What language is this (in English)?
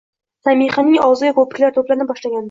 Uzbek